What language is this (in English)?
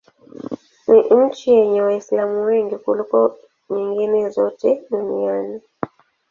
Swahili